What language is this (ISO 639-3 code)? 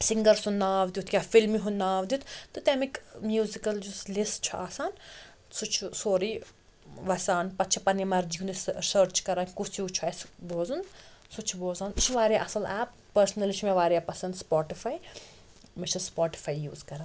kas